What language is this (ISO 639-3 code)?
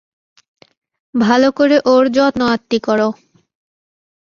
ben